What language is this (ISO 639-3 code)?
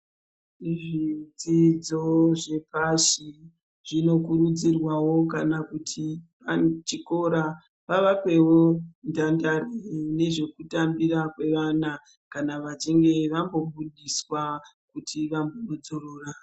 ndc